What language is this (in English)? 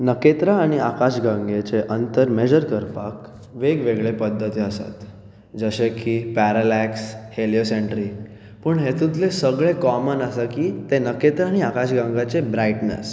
Konkani